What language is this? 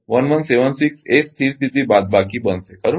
Gujarati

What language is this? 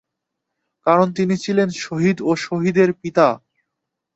Bangla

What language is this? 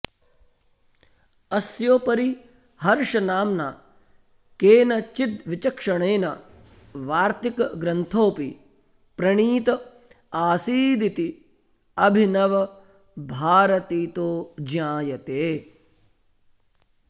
Sanskrit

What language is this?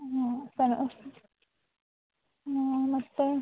Kannada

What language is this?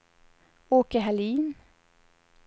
Swedish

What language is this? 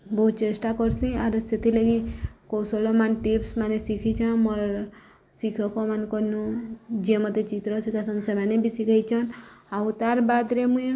Odia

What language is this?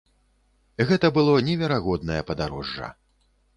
Belarusian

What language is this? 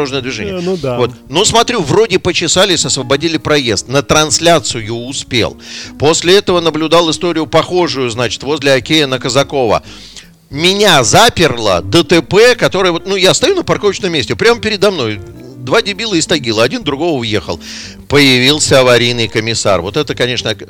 Russian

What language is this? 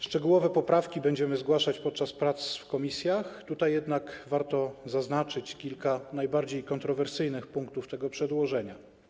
Polish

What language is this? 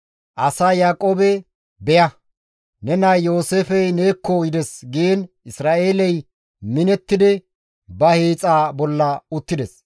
Gamo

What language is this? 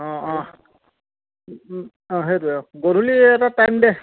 Assamese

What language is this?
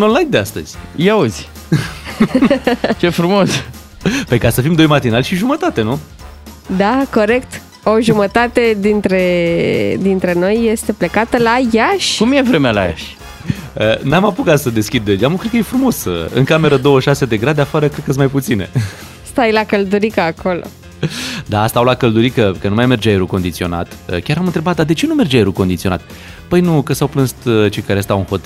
Romanian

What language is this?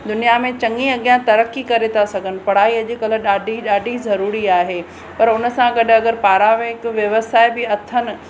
Sindhi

